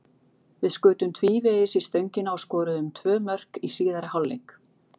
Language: Icelandic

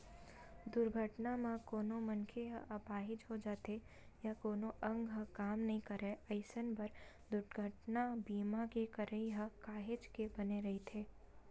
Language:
Chhattisgarhi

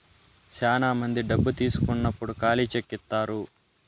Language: Telugu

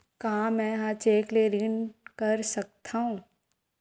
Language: Chhattisgarhi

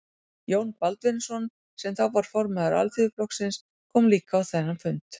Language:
Icelandic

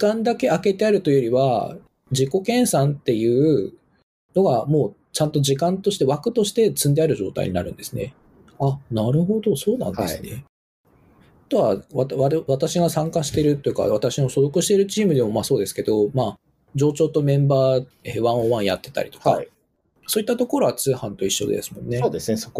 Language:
Japanese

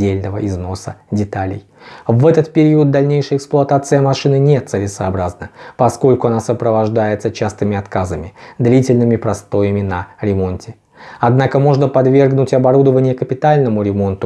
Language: Russian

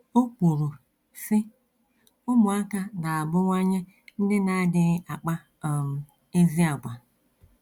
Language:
Igbo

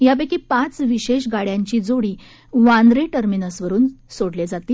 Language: Marathi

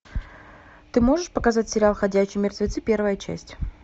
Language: Russian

